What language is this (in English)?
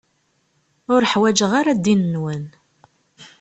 Kabyle